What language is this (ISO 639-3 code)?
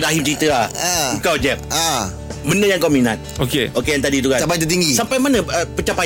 msa